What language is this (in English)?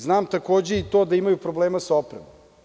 Serbian